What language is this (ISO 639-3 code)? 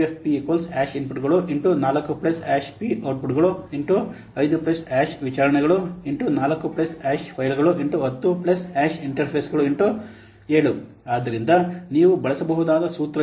kan